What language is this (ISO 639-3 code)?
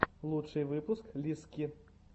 rus